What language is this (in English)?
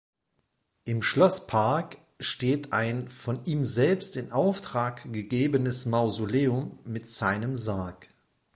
German